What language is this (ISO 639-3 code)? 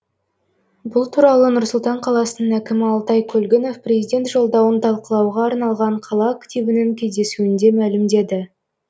kaz